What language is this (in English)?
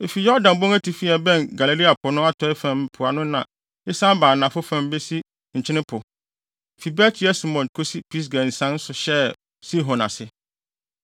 Akan